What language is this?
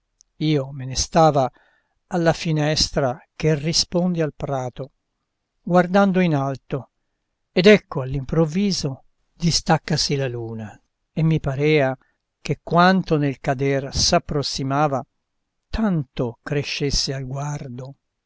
Italian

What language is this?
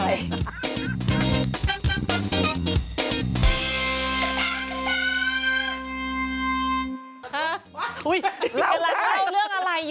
Thai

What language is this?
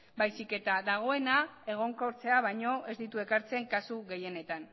Basque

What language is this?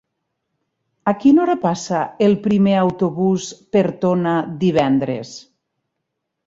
Catalan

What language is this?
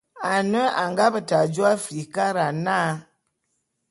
Bulu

